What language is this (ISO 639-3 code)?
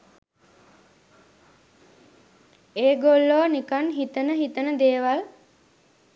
sin